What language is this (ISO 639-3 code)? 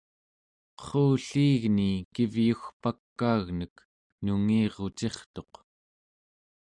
esu